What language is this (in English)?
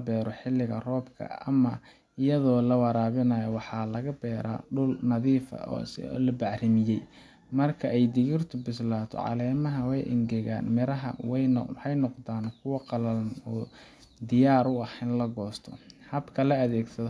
Somali